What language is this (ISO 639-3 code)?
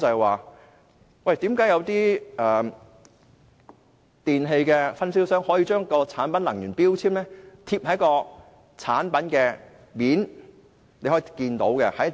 yue